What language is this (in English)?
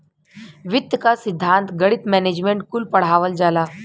Bhojpuri